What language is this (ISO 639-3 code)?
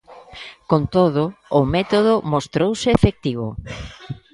glg